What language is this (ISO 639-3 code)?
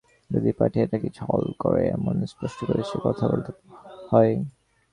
ben